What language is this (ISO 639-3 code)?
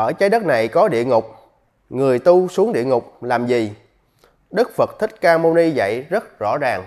vie